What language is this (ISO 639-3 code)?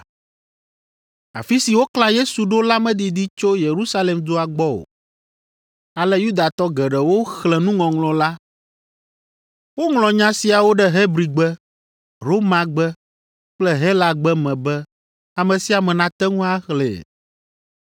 ewe